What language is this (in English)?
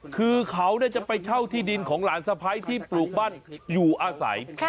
Thai